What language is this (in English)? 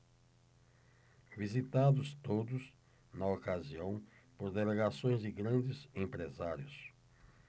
Portuguese